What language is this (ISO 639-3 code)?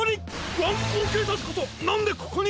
jpn